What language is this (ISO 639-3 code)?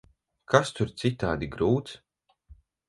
lav